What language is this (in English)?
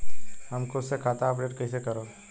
Bhojpuri